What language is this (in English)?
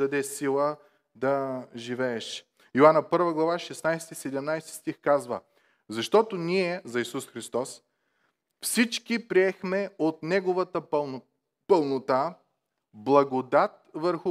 Bulgarian